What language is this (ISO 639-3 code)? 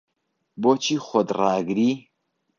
ckb